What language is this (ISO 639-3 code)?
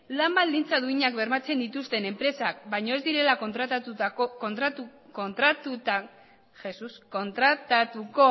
eus